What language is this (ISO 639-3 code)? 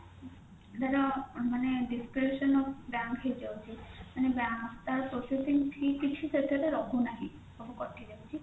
ori